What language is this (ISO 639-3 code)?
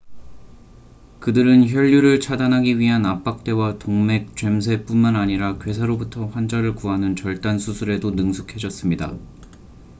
kor